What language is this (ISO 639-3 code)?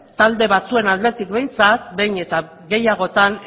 eus